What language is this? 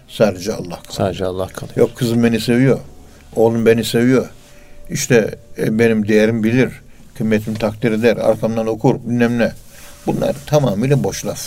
Turkish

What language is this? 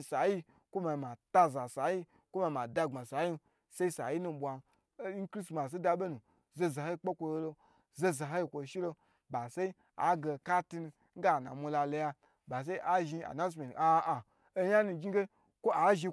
Gbagyi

